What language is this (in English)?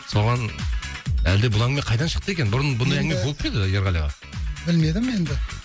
Kazakh